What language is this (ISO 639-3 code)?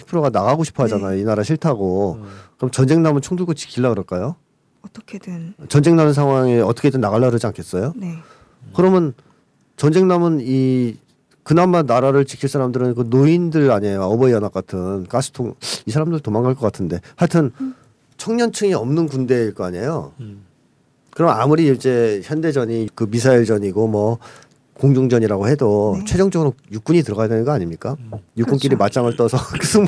kor